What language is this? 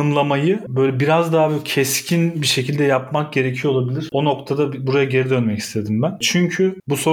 Turkish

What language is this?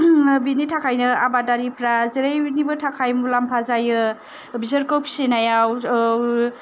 Bodo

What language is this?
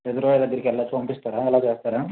Telugu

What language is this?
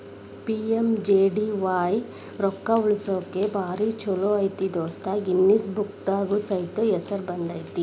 Kannada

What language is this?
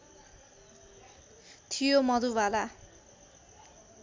Nepali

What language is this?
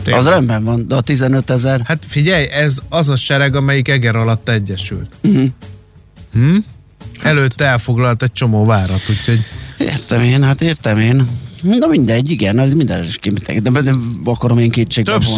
Hungarian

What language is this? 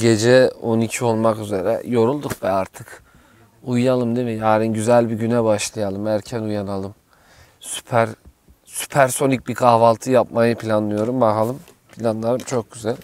Turkish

